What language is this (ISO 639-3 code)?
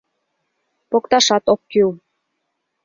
chm